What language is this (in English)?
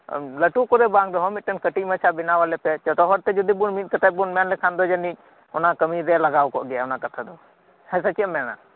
Santali